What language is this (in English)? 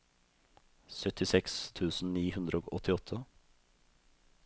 Norwegian